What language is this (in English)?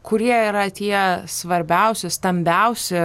Lithuanian